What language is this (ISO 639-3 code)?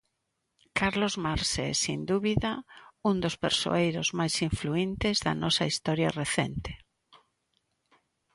glg